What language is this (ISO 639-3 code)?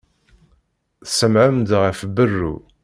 kab